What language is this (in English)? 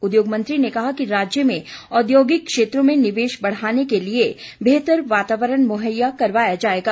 Hindi